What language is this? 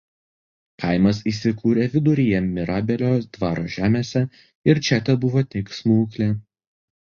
Lithuanian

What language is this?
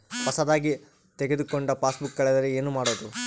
Kannada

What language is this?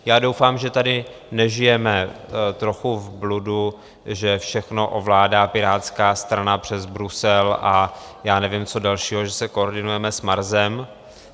Czech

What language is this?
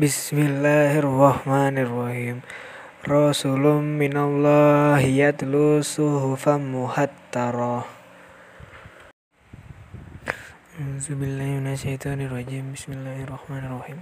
Indonesian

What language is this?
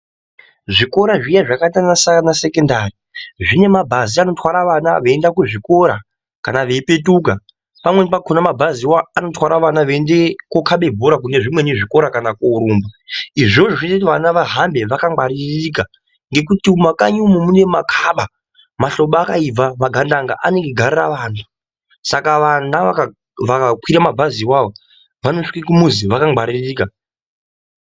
Ndau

